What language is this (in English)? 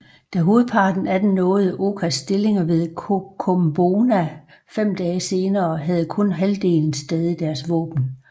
Danish